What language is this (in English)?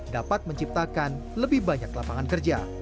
Indonesian